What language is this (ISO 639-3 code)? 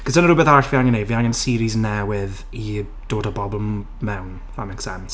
cym